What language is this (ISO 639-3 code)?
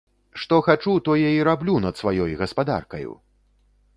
bel